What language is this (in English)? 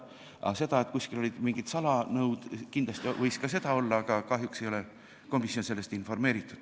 Estonian